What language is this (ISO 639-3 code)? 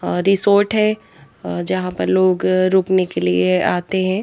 hin